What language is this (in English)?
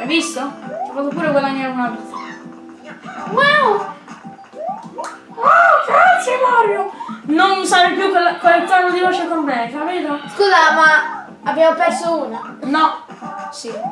Italian